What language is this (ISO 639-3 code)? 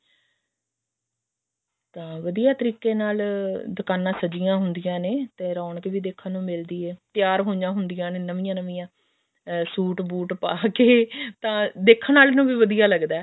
pan